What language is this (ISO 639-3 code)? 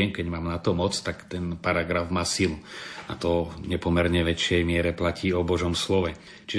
slk